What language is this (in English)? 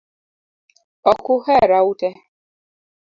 Luo (Kenya and Tanzania)